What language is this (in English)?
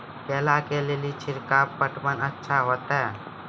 Maithili